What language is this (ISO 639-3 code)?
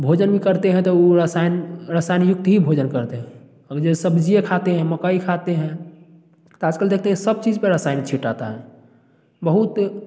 hin